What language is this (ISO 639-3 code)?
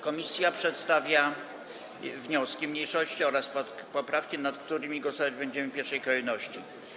pol